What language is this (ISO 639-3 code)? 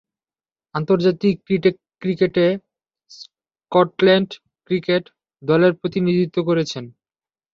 ben